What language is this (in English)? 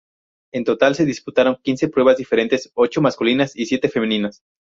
Spanish